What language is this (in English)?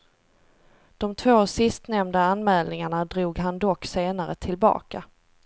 Swedish